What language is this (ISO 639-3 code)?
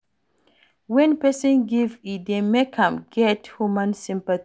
pcm